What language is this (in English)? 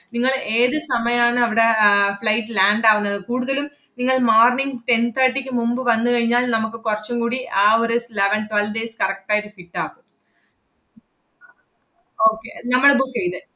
Malayalam